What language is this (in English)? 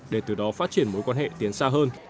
Vietnamese